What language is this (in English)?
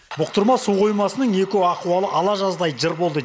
Kazakh